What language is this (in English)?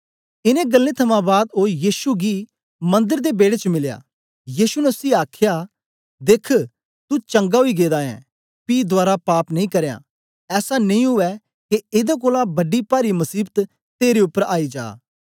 Dogri